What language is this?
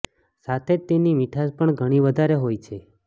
Gujarati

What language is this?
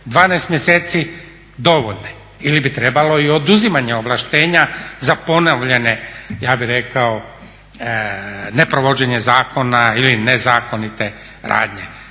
Croatian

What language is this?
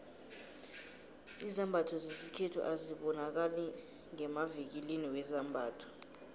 South Ndebele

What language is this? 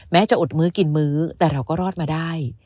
Thai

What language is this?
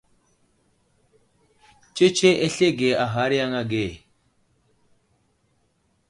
Wuzlam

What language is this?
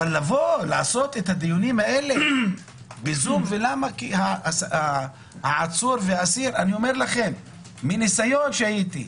Hebrew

